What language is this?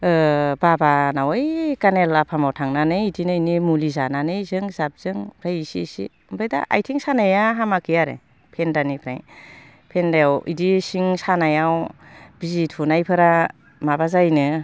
Bodo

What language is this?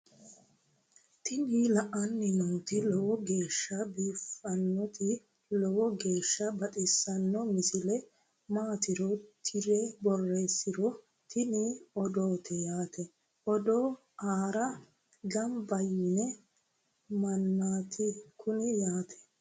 Sidamo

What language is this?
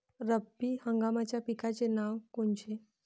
Marathi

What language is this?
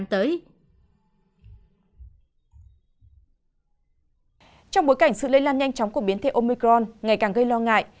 Vietnamese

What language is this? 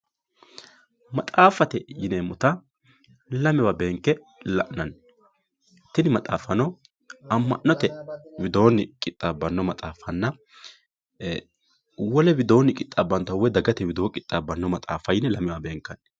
Sidamo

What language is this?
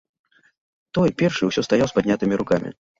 Belarusian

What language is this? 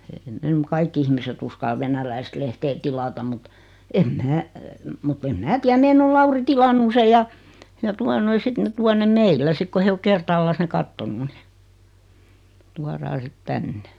Finnish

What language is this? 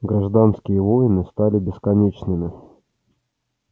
Russian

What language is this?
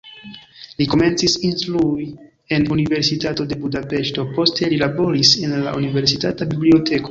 Esperanto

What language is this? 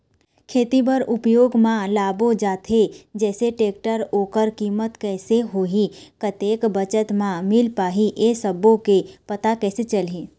Chhattisgarhi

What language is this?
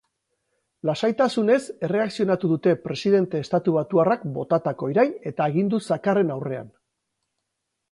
Basque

